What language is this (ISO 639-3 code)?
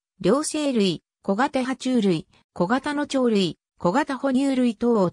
jpn